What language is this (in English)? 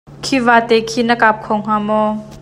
Hakha Chin